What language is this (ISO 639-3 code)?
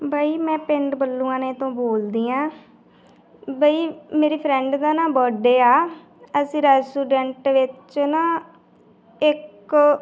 pan